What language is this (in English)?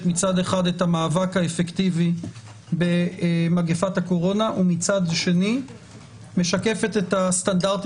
Hebrew